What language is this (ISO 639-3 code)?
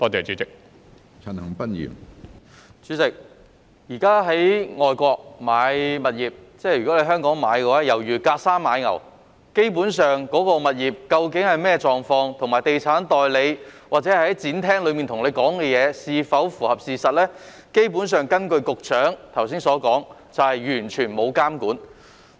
yue